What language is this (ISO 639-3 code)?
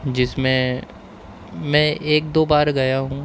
urd